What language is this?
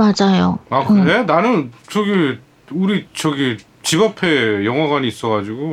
Korean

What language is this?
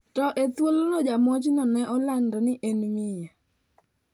Luo (Kenya and Tanzania)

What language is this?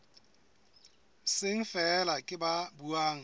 Southern Sotho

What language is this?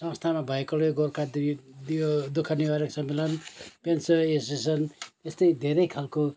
Nepali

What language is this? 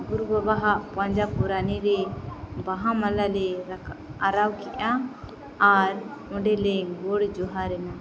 Santali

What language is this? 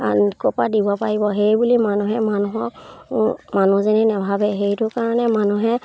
Assamese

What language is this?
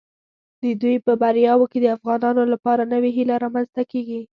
Pashto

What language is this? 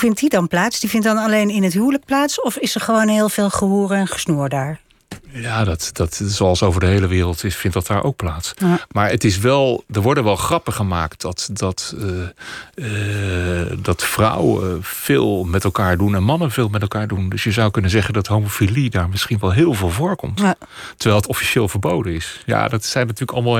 Dutch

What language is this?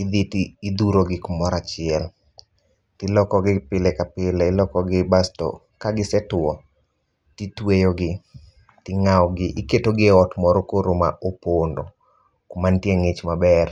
Luo (Kenya and Tanzania)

